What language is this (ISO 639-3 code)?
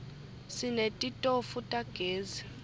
ssw